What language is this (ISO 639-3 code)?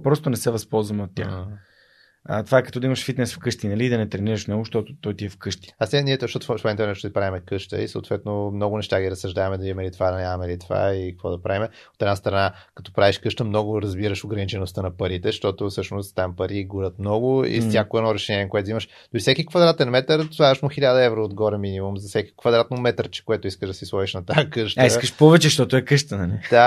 bul